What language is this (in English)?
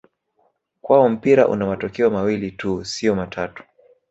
Swahili